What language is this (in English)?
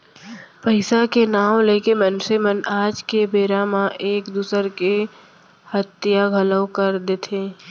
Chhattisgarhi